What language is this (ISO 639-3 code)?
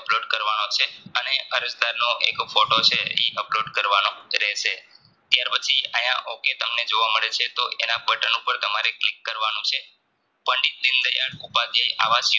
guj